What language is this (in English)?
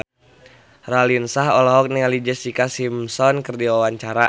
Sundanese